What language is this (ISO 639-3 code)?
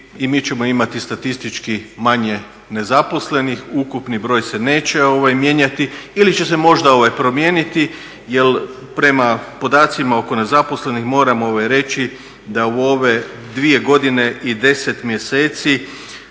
hrv